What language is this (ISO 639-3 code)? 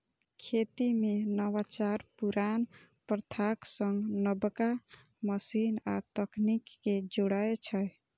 mai